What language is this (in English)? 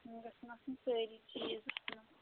Kashmiri